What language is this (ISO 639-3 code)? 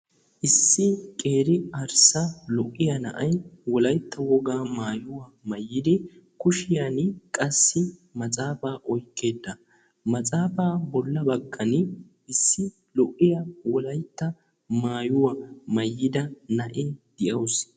wal